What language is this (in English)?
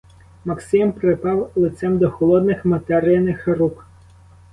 Ukrainian